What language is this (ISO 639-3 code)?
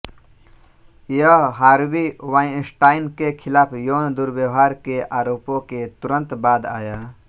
hin